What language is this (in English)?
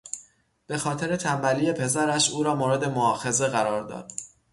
Persian